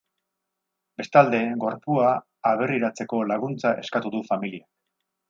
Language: Basque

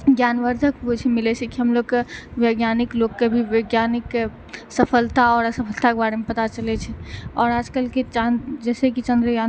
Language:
Maithili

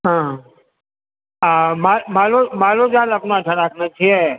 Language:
Maithili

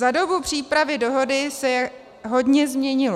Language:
Czech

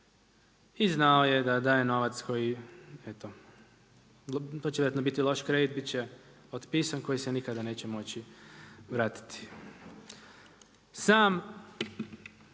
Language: Croatian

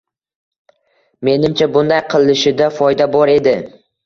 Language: Uzbek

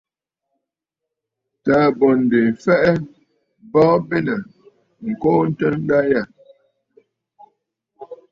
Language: Bafut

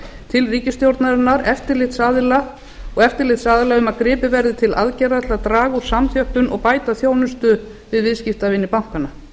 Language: Icelandic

